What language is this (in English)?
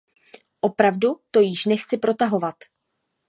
Czech